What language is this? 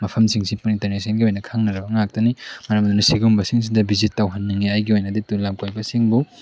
Manipuri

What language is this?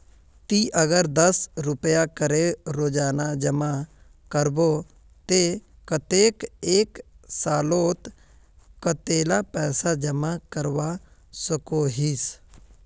Magahi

